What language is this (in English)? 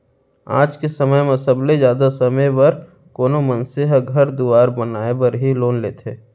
Chhattisgarhi